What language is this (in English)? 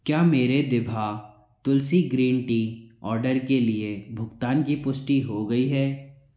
Hindi